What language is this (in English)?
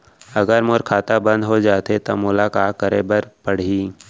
Chhattisgarhi